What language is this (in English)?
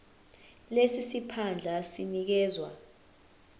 Zulu